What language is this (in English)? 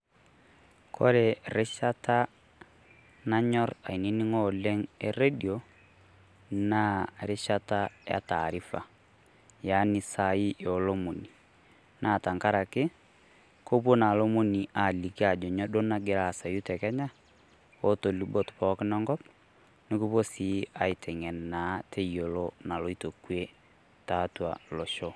Masai